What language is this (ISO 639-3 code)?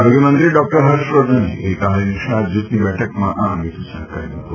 guj